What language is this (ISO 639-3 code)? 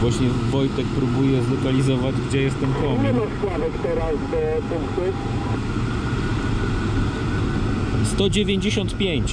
pol